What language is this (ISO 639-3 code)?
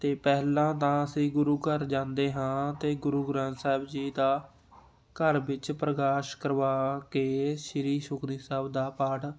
pan